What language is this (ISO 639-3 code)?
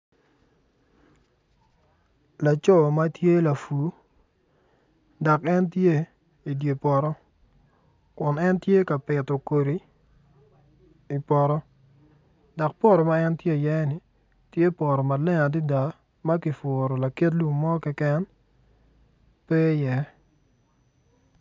ach